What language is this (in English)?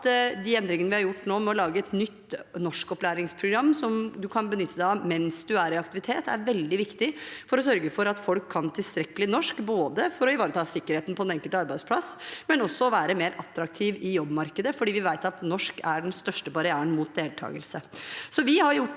Norwegian